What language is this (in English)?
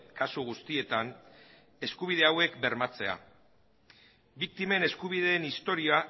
Basque